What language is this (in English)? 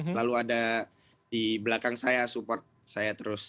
Indonesian